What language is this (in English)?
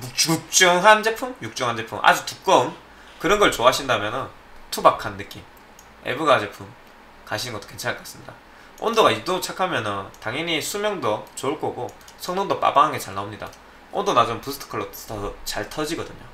Korean